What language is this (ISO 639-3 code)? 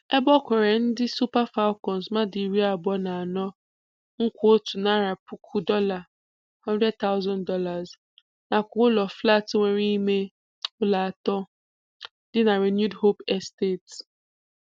ibo